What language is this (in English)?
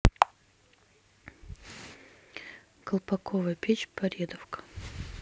Russian